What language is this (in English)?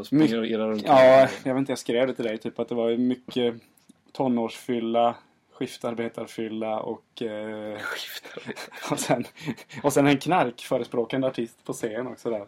Swedish